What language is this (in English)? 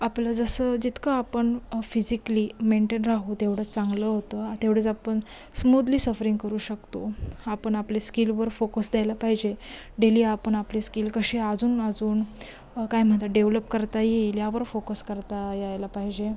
Marathi